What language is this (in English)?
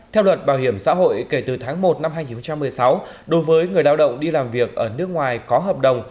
Vietnamese